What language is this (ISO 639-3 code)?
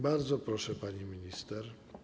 pol